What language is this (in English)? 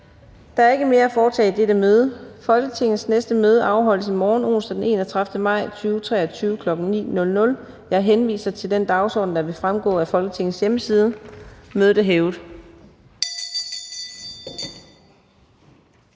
Danish